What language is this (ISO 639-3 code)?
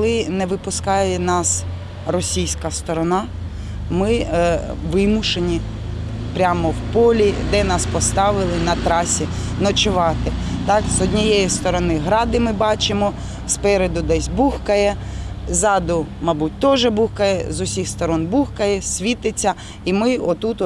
ukr